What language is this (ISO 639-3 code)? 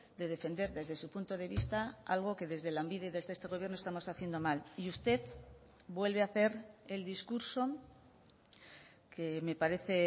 spa